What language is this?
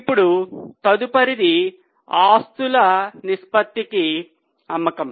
Telugu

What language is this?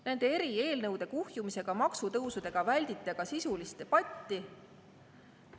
Estonian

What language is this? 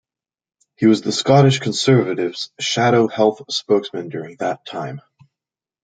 English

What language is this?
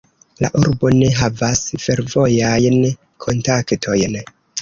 Esperanto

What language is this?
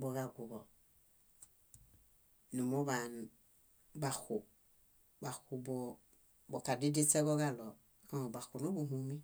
Bayot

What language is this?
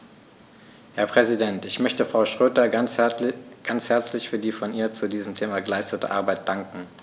German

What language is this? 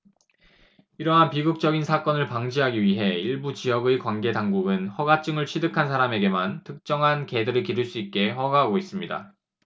Korean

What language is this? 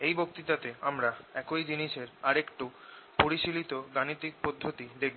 Bangla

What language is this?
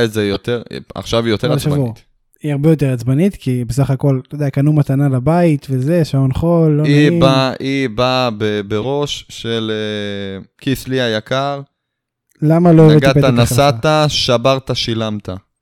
Hebrew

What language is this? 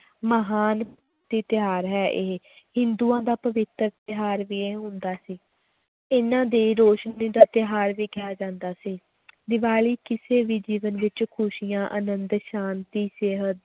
Punjabi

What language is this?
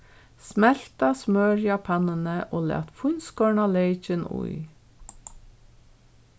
Faroese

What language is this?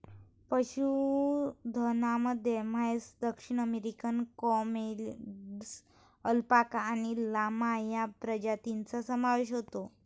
Marathi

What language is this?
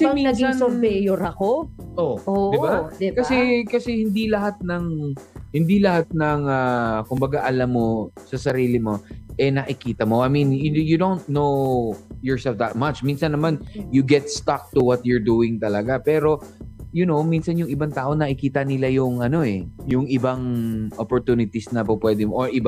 Filipino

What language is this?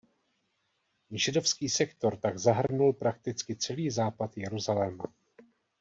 Czech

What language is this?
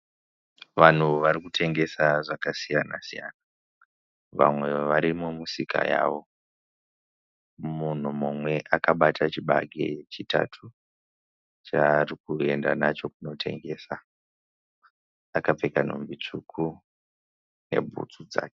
Shona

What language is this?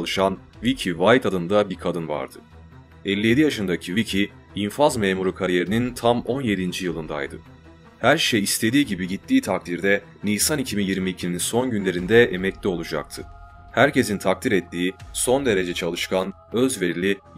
Turkish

